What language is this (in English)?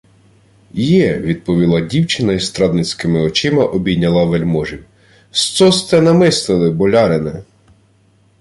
Ukrainian